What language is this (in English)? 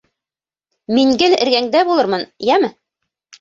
Bashkir